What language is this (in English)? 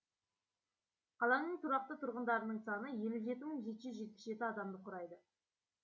Kazakh